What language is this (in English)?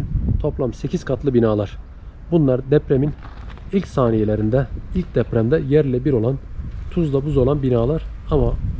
Turkish